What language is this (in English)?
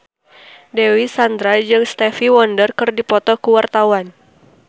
Sundanese